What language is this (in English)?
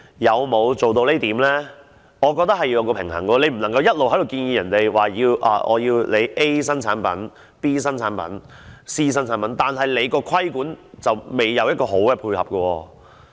Cantonese